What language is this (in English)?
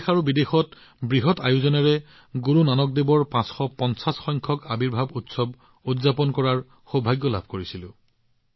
Assamese